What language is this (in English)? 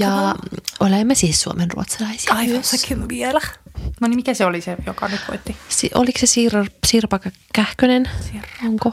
Finnish